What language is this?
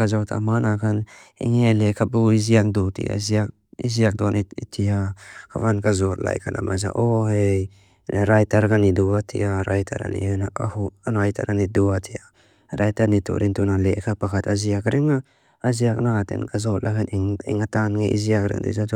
Mizo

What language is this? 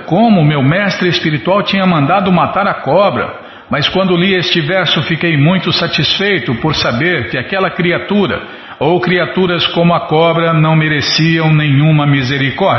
Portuguese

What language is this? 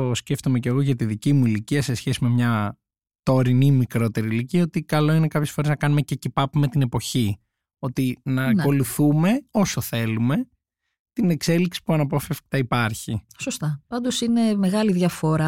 Greek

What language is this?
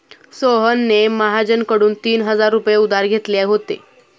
Marathi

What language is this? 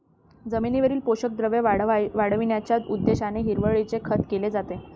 Marathi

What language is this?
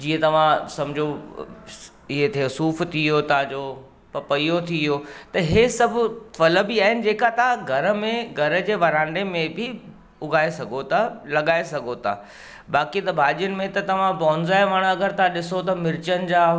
Sindhi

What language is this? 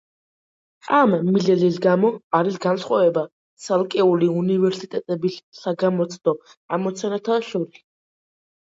Georgian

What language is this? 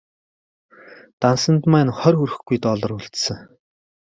Mongolian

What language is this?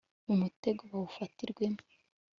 Kinyarwanda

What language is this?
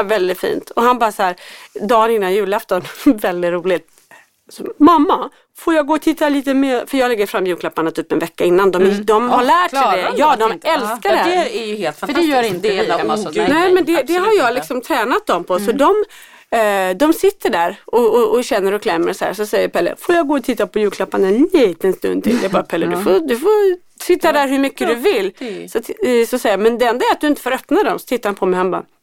Swedish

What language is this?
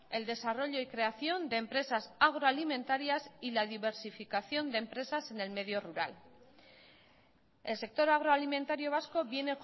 Spanish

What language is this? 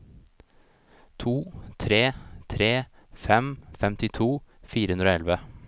Norwegian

